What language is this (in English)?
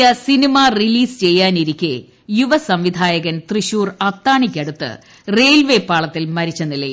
Malayalam